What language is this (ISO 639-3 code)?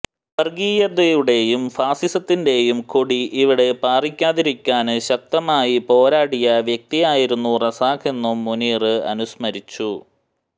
mal